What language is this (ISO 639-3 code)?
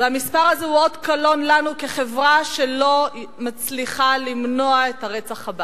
heb